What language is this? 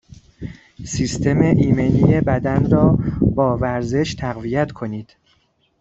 Persian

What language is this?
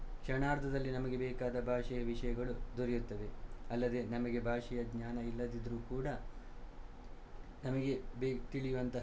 Kannada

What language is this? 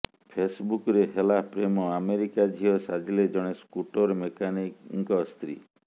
Odia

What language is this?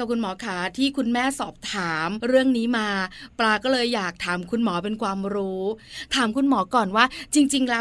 Thai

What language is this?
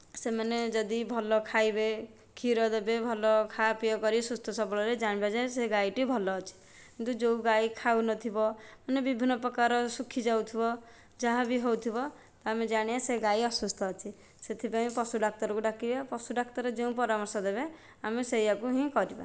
Odia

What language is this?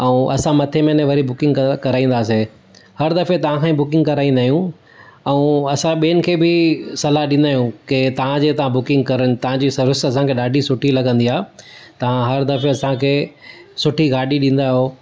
Sindhi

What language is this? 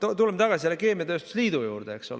Estonian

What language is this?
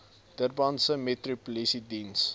Afrikaans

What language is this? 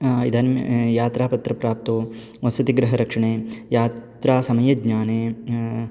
Sanskrit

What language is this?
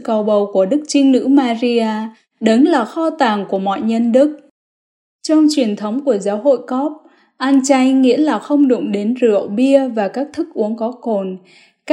Vietnamese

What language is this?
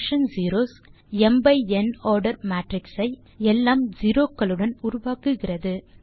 Tamil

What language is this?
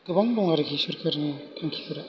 Bodo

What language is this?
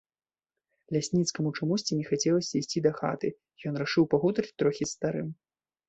Belarusian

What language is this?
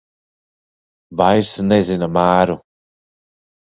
Latvian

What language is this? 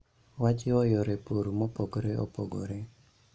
Luo (Kenya and Tanzania)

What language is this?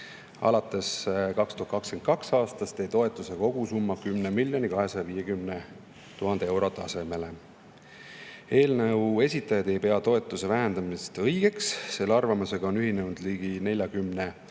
Estonian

